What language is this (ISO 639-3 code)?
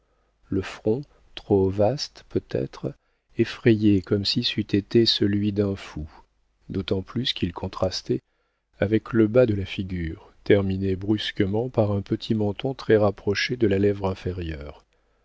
fra